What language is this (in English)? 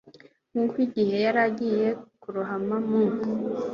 Kinyarwanda